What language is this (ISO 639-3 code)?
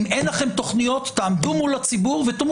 heb